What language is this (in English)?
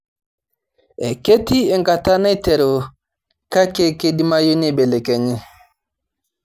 Masai